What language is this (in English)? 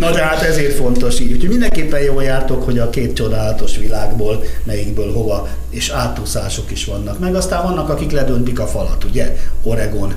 Hungarian